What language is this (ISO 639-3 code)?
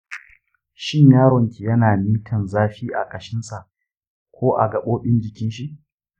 hau